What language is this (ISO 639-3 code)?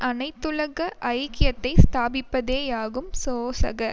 tam